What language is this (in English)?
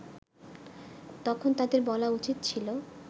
Bangla